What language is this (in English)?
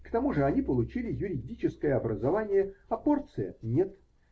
Russian